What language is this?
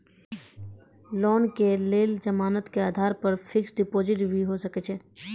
Maithili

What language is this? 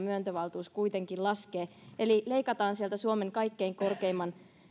Finnish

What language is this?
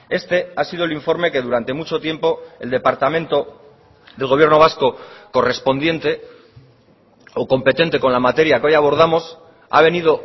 Spanish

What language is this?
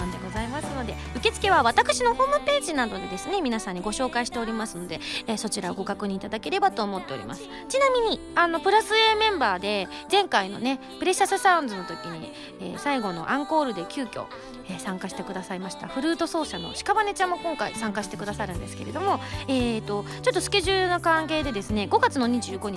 Japanese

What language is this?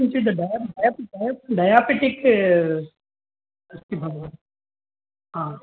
Sanskrit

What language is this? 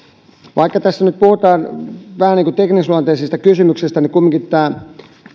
Finnish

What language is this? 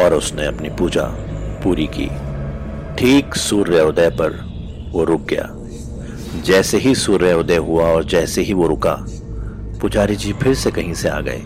Hindi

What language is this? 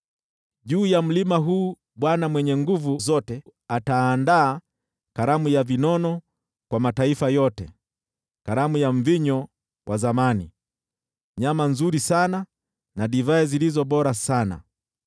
Swahili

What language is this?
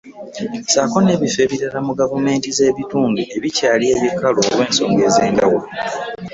Ganda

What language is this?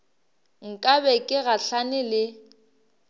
Northern Sotho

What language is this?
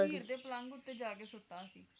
Punjabi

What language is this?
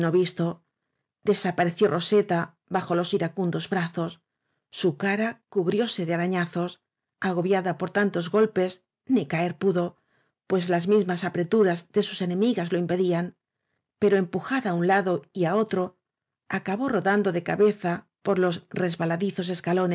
Spanish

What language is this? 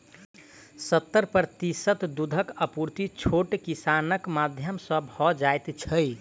Maithili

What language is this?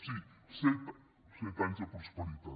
Catalan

